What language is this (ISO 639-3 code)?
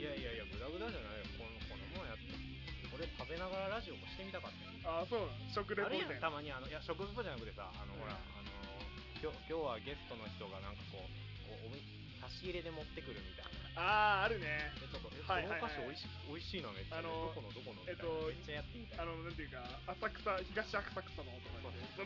jpn